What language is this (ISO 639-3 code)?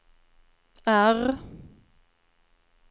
swe